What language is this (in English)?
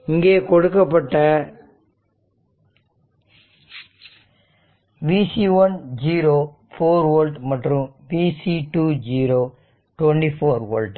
Tamil